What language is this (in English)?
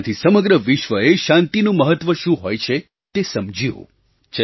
Gujarati